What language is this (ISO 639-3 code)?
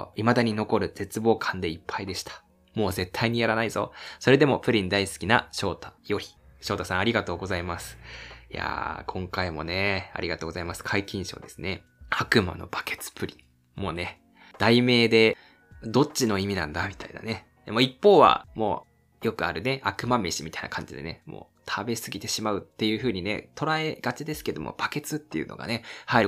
jpn